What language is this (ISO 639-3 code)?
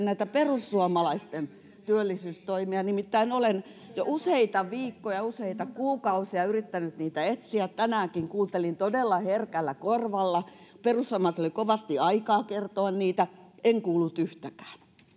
fin